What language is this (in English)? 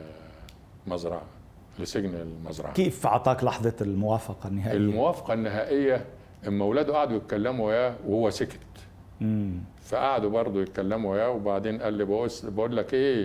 Arabic